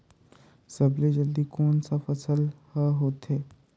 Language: Chhattisgarhi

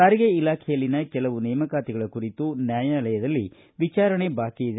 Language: Kannada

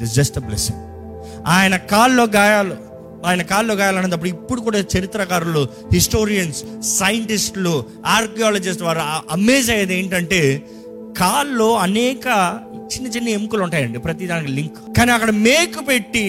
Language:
Telugu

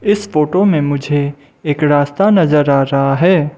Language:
Hindi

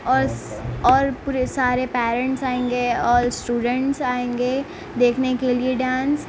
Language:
Urdu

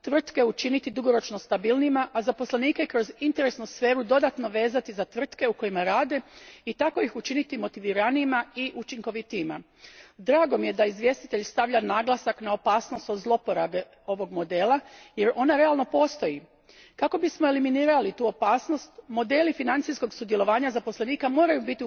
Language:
Croatian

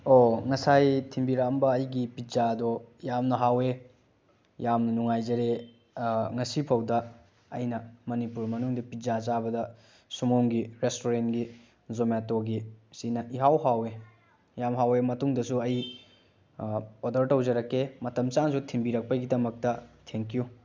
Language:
Manipuri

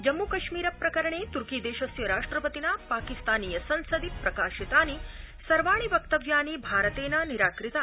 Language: Sanskrit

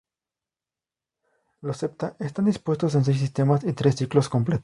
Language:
Spanish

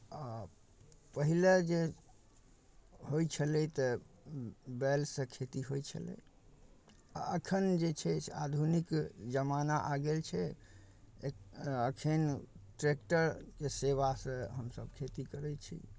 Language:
Maithili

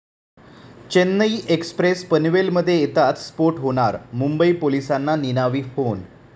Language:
Marathi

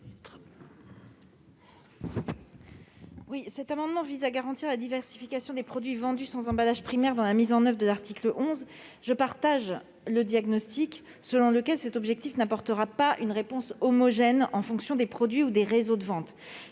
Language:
French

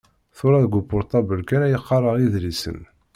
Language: Kabyle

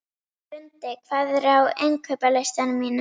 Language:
Icelandic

